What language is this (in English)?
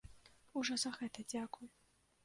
Belarusian